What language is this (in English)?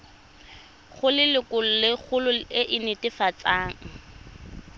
Tswana